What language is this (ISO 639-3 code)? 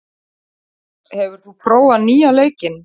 isl